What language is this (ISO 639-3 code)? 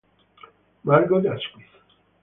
ita